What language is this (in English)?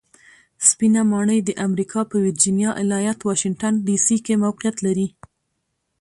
Pashto